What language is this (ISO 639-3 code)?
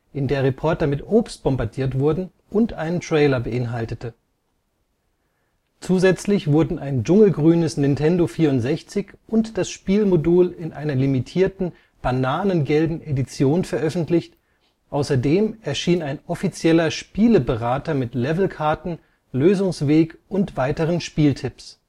deu